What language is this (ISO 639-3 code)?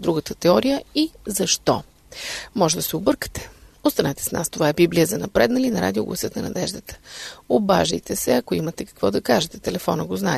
bul